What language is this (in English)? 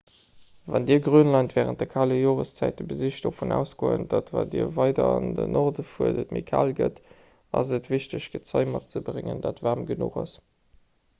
Luxembourgish